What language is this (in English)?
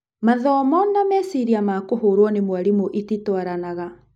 Kikuyu